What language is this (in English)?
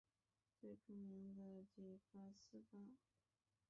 Chinese